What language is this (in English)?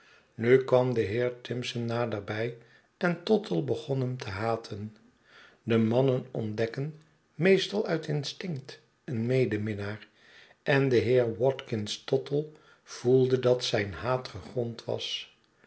Dutch